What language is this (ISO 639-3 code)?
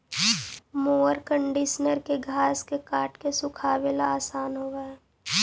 mag